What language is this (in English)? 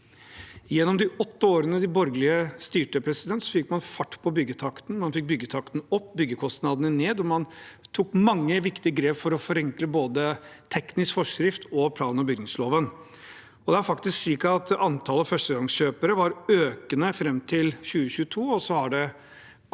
Norwegian